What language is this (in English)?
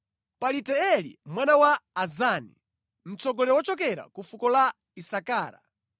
Nyanja